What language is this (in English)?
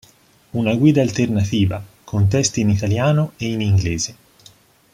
Italian